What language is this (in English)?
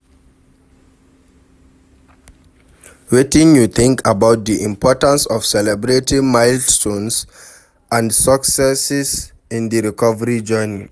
Nigerian Pidgin